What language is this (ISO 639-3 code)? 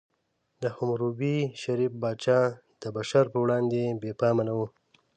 pus